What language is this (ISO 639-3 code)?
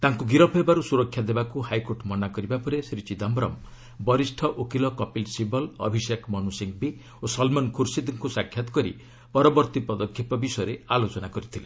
ori